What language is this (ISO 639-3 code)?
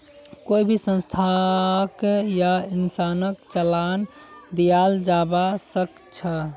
mag